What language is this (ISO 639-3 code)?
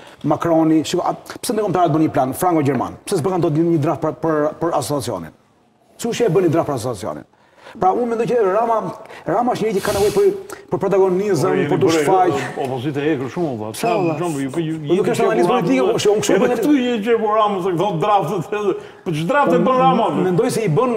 ron